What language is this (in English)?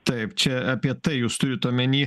Lithuanian